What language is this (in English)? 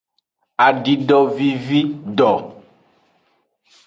Aja (Benin)